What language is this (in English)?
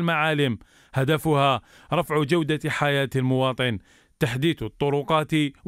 Arabic